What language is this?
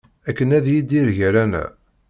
Kabyle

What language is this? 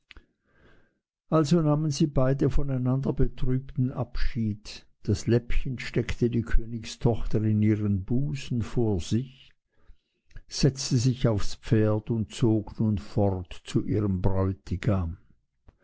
German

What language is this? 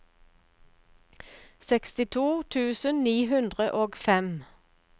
Norwegian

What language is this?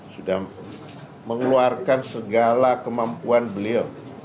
Indonesian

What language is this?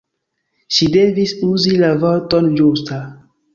Esperanto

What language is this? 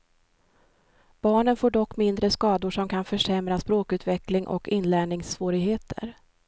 Swedish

